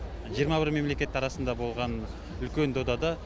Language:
Kazakh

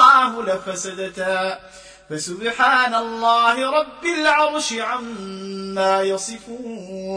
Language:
Arabic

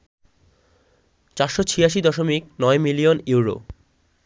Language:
Bangla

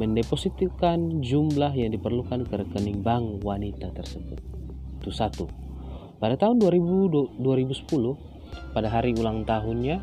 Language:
Indonesian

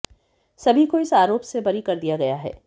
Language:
Hindi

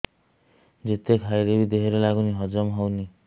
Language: Odia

